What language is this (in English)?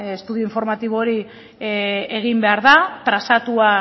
Basque